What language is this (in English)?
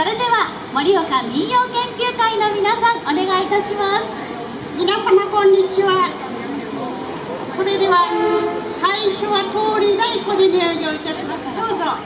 Japanese